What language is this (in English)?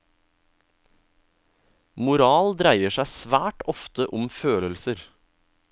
Norwegian